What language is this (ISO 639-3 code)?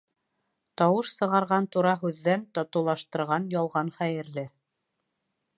bak